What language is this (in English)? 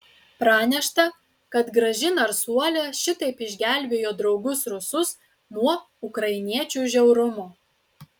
Lithuanian